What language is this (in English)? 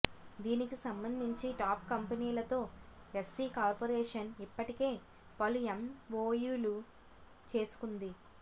Telugu